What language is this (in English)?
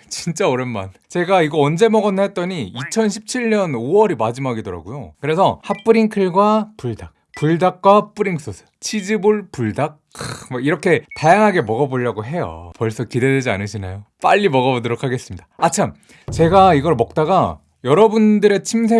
Korean